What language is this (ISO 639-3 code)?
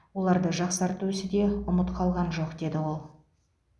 kaz